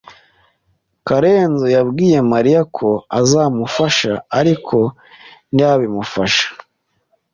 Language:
Kinyarwanda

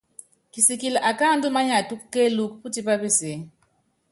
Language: Yangben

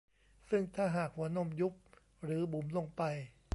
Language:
Thai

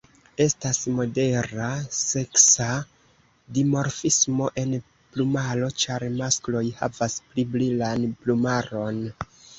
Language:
Esperanto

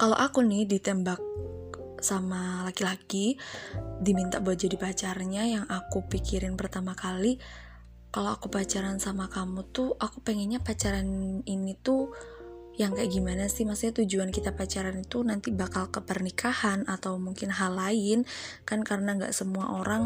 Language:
Indonesian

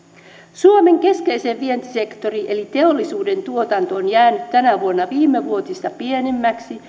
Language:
Finnish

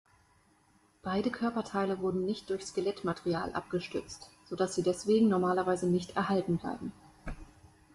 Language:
German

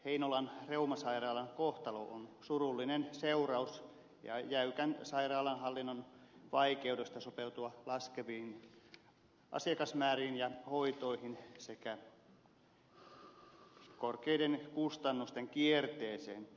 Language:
Finnish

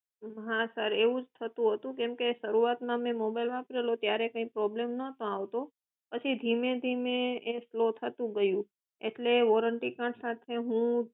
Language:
Gujarati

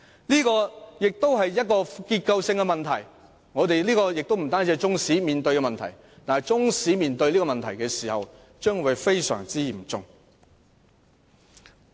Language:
Cantonese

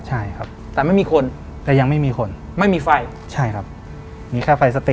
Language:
Thai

